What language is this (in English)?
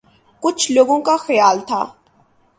Urdu